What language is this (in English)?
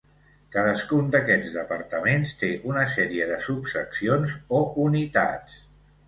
Catalan